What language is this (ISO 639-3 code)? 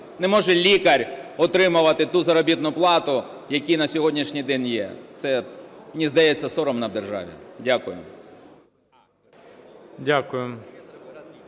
ukr